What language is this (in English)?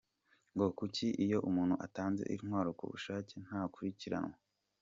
Kinyarwanda